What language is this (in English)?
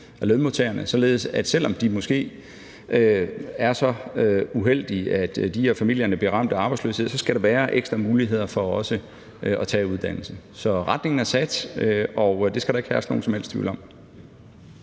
Danish